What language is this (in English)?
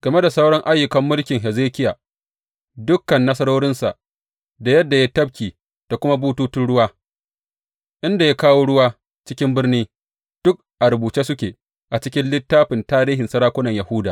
Hausa